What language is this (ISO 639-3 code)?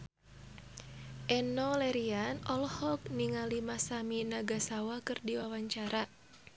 sun